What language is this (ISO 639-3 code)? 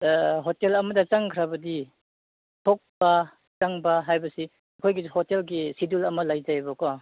mni